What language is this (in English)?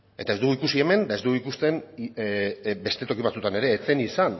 Basque